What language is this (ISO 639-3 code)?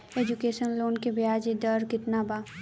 bho